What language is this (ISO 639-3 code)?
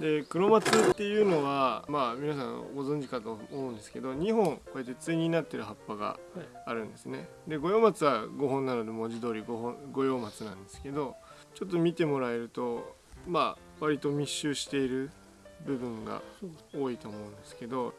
jpn